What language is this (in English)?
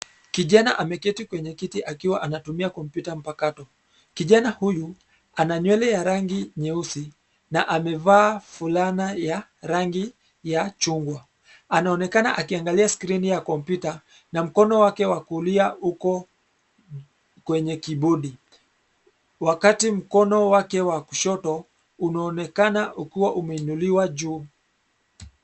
Swahili